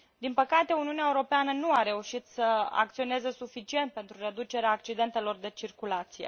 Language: Romanian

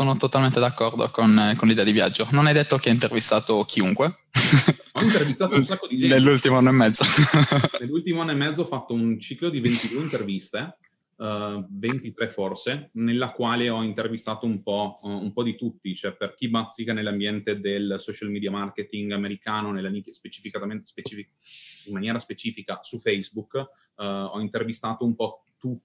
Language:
Italian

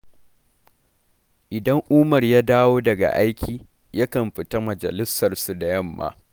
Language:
Hausa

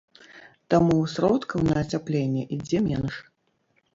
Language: Belarusian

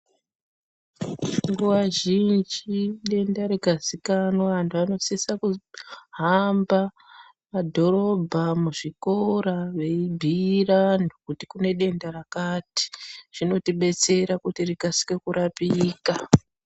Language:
Ndau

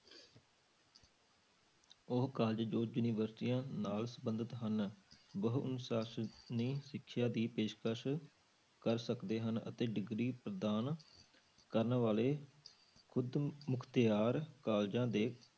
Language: Punjabi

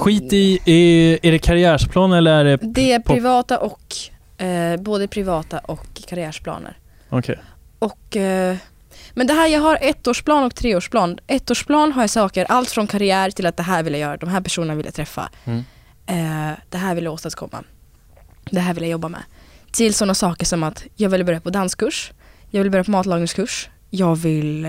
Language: Swedish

